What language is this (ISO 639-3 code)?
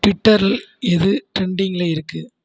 tam